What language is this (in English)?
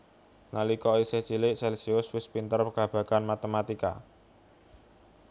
Javanese